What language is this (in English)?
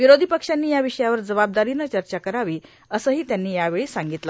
Marathi